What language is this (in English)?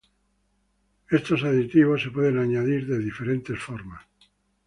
Spanish